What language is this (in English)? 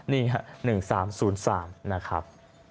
Thai